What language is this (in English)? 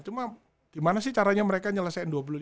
Indonesian